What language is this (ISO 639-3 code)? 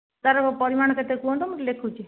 ori